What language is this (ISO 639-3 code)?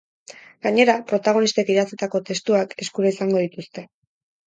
eus